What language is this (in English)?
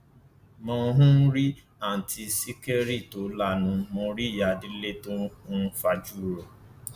Yoruba